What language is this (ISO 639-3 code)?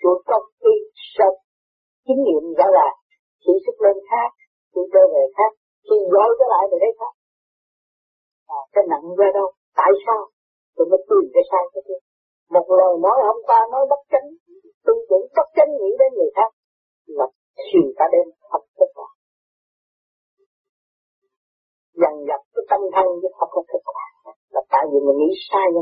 vie